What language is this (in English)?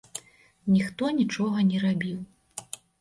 Belarusian